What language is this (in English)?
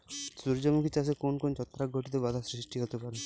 Bangla